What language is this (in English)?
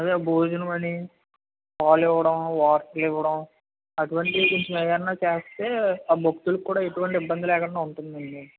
Telugu